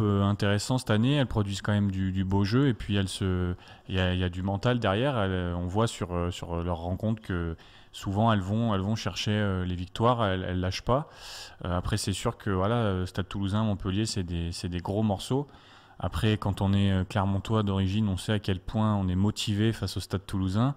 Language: French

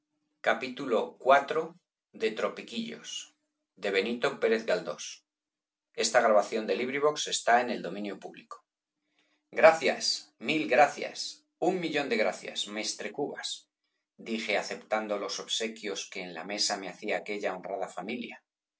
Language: Spanish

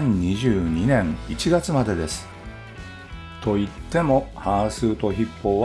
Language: Japanese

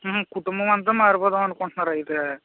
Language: Telugu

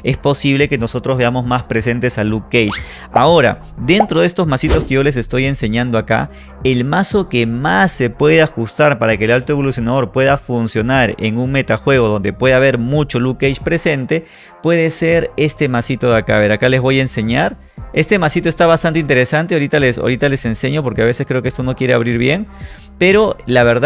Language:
Spanish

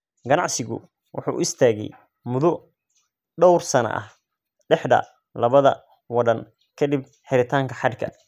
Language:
Somali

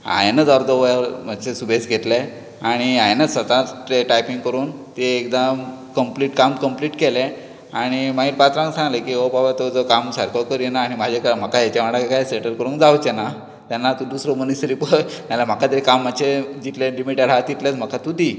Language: Konkani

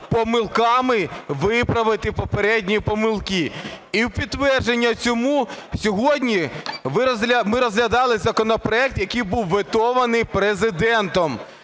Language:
Ukrainian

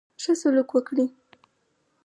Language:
Pashto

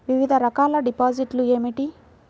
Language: Telugu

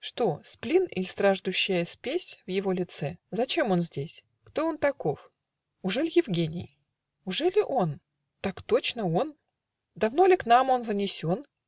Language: Russian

